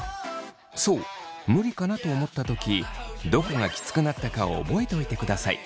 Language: Japanese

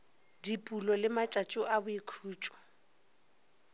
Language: Northern Sotho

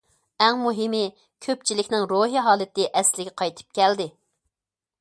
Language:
Uyghur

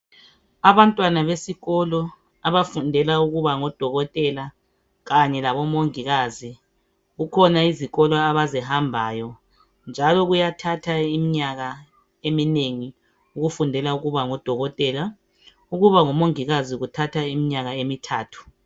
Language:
North Ndebele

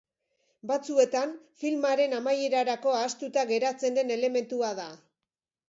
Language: Basque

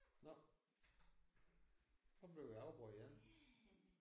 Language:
Danish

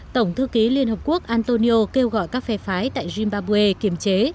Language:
Vietnamese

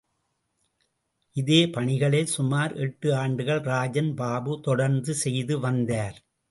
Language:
Tamil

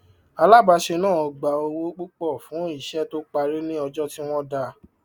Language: Yoruba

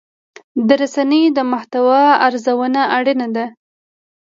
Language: Pashto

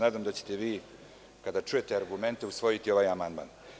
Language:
Serbian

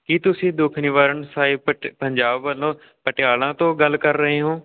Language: Punjabi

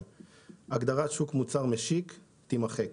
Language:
Hebrew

